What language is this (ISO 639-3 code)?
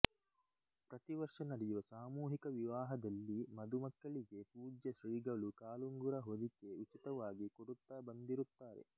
kan